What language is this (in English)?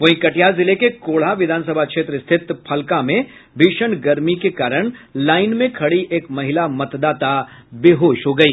Hindi